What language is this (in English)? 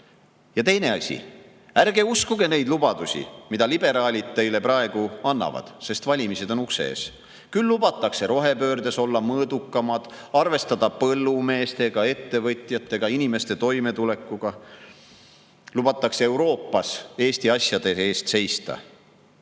Estonian